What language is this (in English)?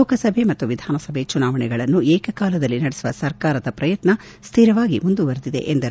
Kannada